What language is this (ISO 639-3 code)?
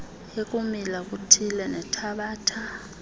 xho